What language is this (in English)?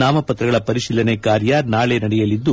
Kannada